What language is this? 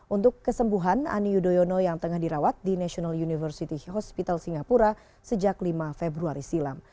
Indonesian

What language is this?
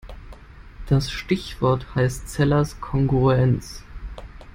German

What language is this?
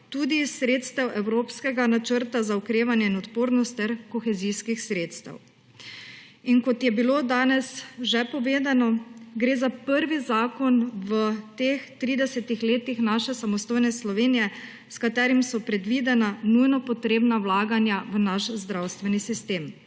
Slovenian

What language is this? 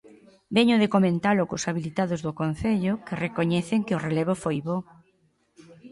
Galician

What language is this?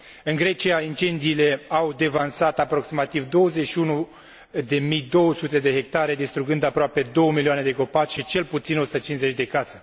Romanian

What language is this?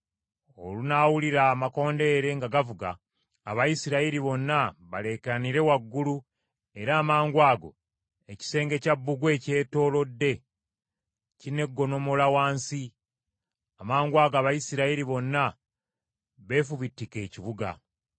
Ganda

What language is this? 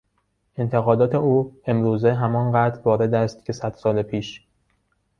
Persian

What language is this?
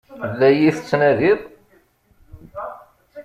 Kabyle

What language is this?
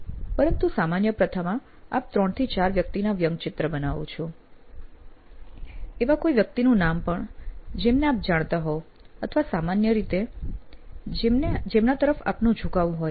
Gujarati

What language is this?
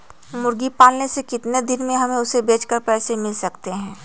Magahi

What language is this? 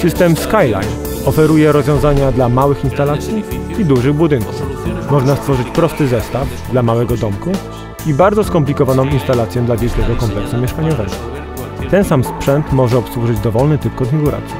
Polish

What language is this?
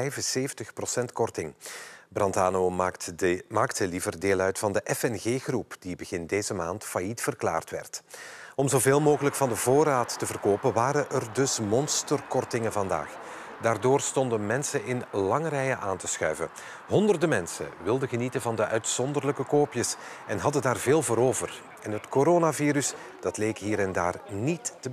Dutch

